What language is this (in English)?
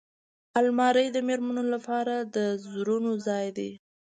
Pashto